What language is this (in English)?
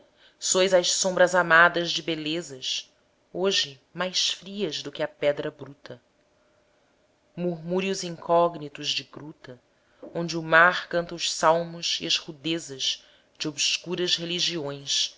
Portuguese